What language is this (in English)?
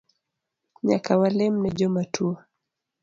Luo (Kenya and Tanzania)